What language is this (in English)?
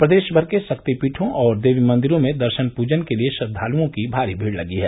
Hindi